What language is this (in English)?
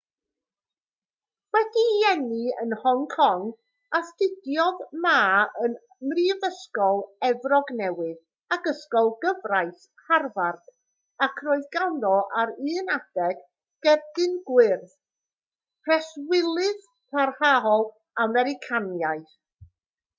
Welsh